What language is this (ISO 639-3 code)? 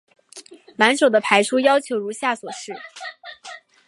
zho